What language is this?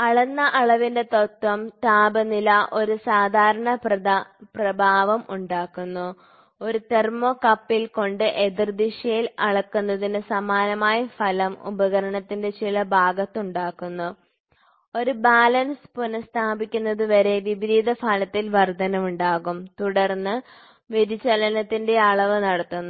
Malayalam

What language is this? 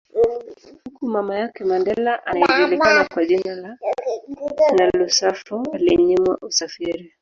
Swahili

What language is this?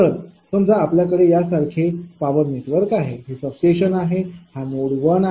Marathi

